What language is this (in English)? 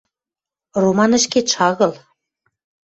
Western Mari